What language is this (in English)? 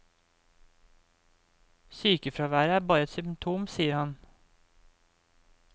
Norwegian